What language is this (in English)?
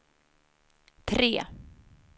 Swedish